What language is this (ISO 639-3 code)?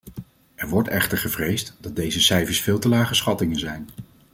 nld